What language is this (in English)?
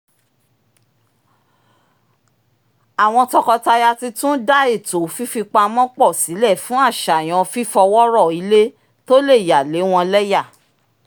Yoruba